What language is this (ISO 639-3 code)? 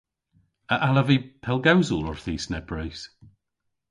cor